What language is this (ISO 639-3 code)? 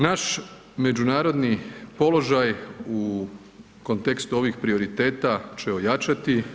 hrv